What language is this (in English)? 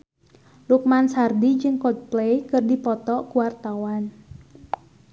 Sundanese